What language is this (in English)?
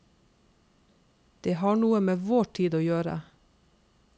Norwegian